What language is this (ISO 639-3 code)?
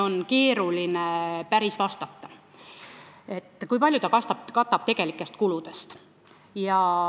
est